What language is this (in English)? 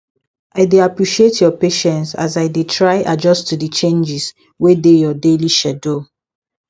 Nigerian Pidgin